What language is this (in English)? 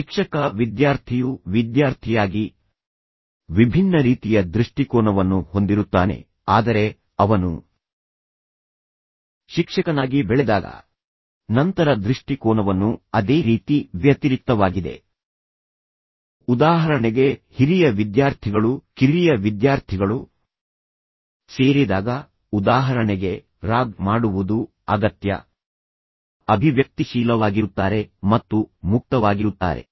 Kannada